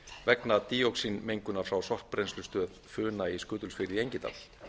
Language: Icelandic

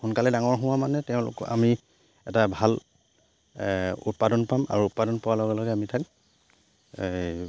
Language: Assamese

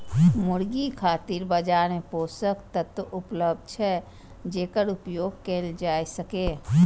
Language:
Maithili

